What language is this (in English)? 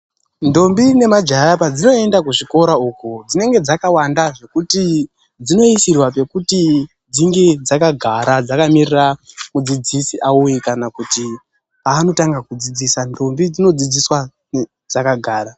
Ndau